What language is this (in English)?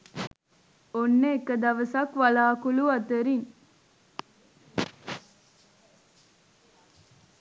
Sinhala